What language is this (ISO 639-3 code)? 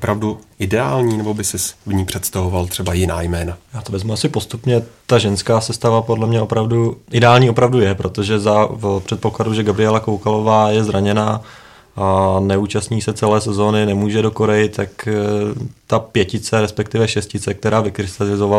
ces